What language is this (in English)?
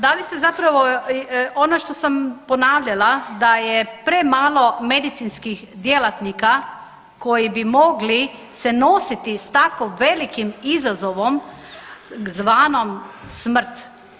Croatian